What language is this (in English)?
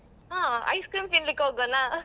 Kannada